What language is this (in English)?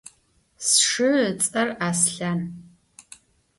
Adyghe